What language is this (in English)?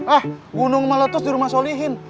Indonesian